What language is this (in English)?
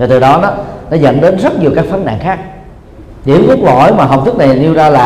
Vietnamese